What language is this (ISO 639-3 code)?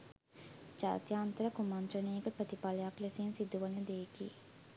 sin